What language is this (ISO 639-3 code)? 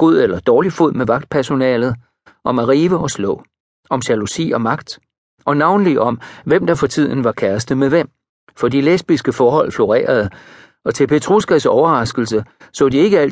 dan